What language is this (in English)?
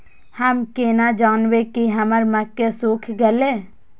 Maithili